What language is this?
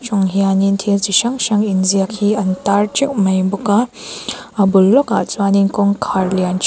Mizo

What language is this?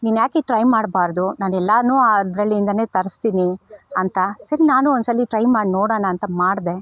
Kannada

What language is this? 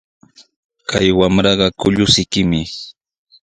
Sihuas Ancash Quechua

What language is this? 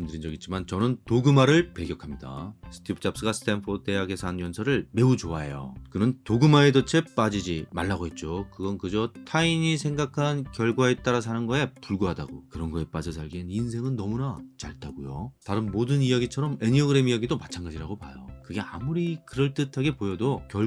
Korean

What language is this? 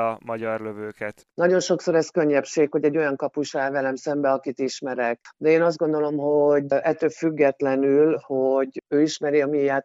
Hungarian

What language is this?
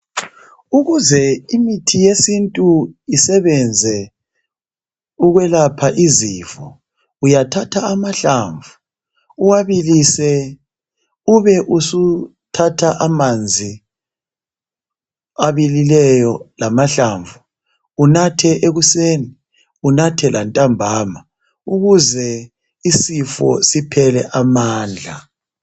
North Ndebele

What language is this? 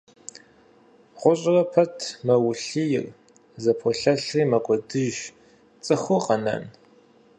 Kabardian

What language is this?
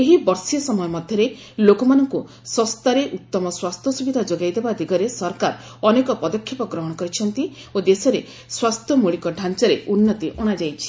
Odia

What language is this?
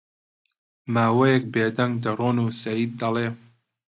Central Kurdish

